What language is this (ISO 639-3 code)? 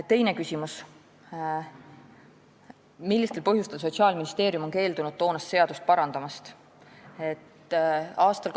est